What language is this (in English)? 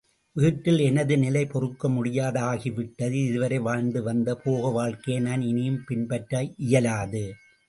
Tamil